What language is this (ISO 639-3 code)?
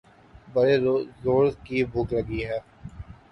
urd